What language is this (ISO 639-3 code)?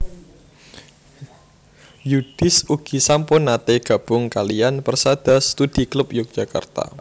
jav